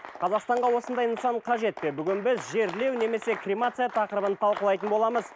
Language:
Kazakh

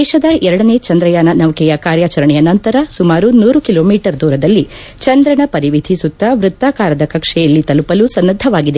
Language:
Kannada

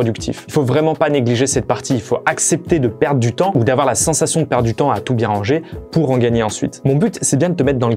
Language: French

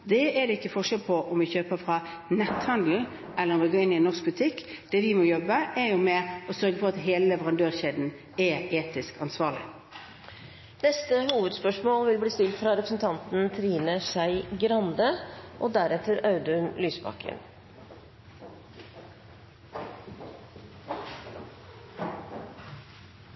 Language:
Norwegian Bokmål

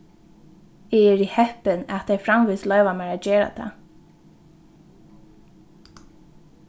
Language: Faroese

